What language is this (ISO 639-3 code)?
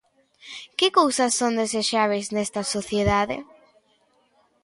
glg